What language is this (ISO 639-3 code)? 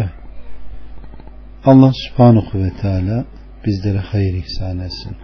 tur